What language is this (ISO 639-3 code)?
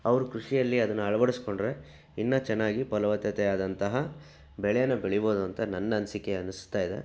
kan